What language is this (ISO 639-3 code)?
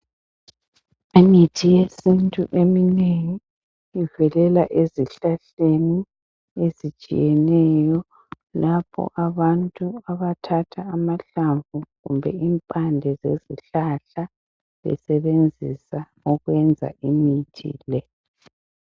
nde